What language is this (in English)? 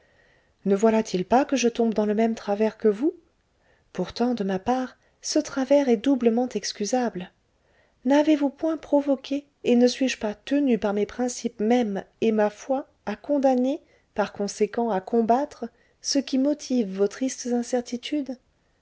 French